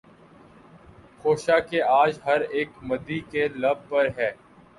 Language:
Urdu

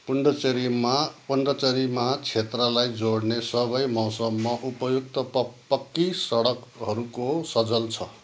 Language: Nepali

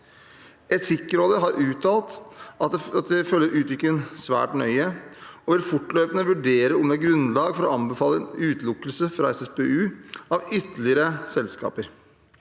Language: Norwegian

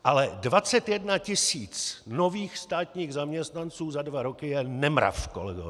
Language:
Czech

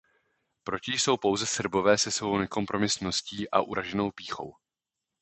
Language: Czech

